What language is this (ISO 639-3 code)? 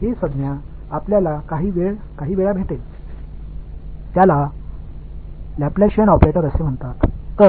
tam